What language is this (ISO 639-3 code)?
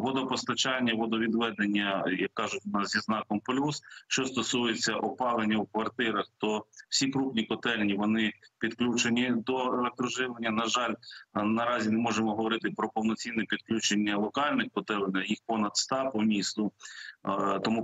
ukr